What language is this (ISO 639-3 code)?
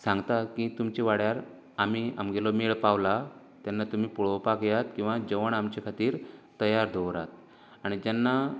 kok